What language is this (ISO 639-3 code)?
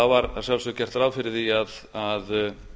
isl